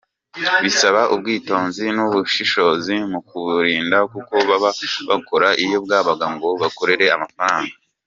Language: Kinyarwanda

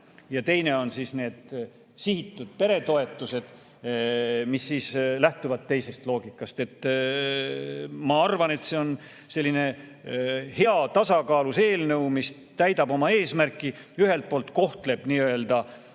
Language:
Estonian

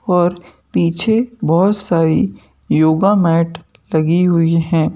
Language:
Hindi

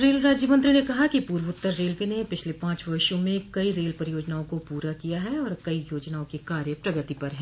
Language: Hindi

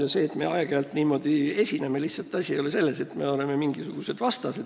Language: Estonian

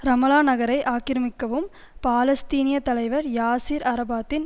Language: Tamil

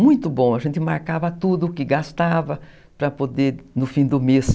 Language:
Portuguese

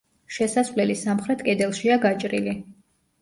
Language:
Georgian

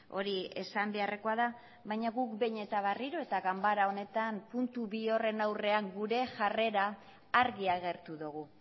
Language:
Basque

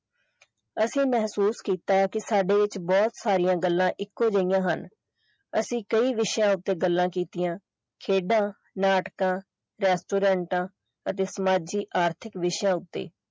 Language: Punjabi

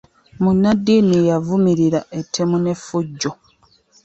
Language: Ganda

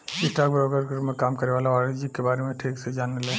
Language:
Bhojpuri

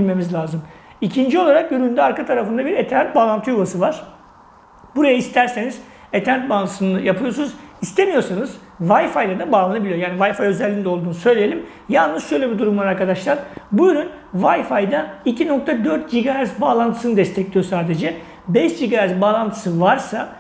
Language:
Turkish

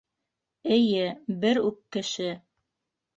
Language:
Bashkir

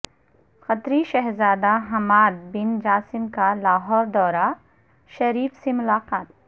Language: Urdu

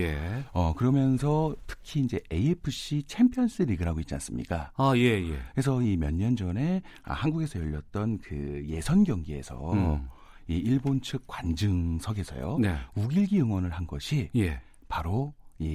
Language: Korean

